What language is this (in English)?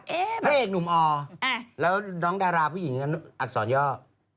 Thai